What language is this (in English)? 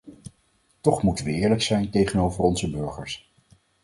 Dutch